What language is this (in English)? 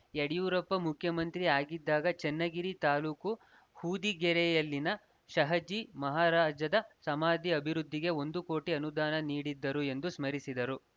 Kannada